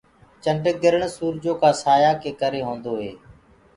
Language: Gurgula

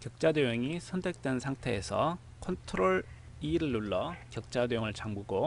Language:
Korean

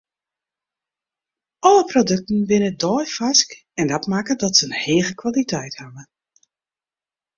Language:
Western Frisian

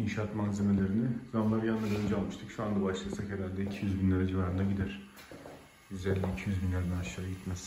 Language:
Turkish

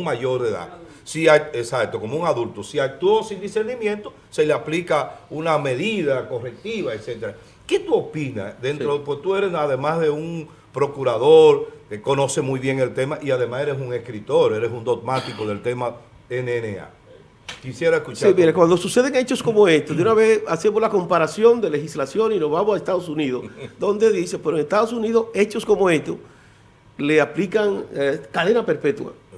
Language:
Spanish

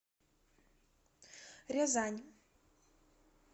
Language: Russian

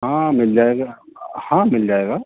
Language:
Urdu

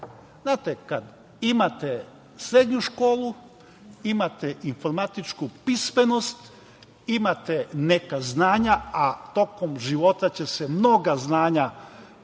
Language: Serbian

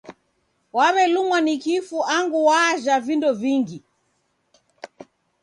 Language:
Taita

